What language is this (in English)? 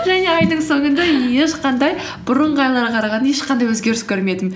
Kazakh